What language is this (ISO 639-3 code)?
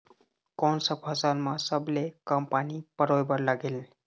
hne